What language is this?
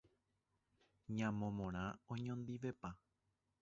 Guarani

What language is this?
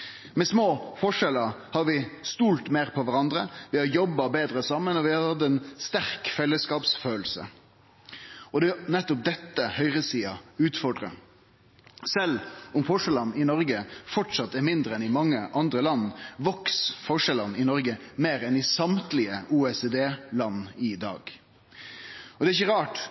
Norwegian Nynorsk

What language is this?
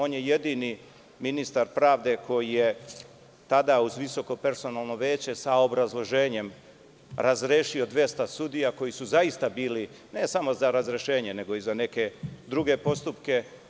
Serbian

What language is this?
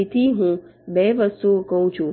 Gujarati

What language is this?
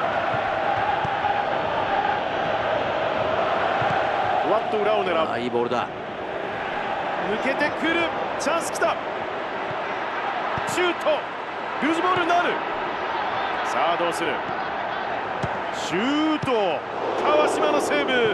Japanese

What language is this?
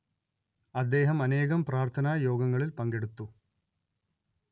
Malayalam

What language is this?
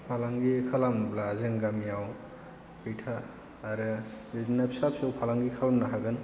Bodo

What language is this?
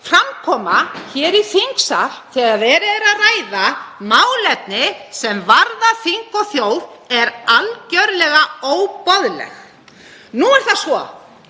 Icelandic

